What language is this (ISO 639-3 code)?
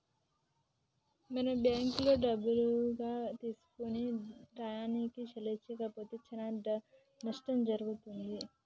tel